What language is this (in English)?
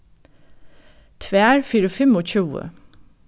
Faroese